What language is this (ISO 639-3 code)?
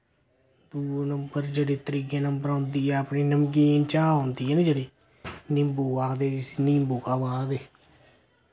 doi